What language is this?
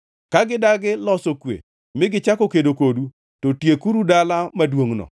Luo (Kenya and Tanzania)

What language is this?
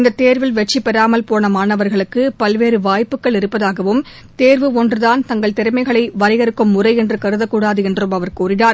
Tamil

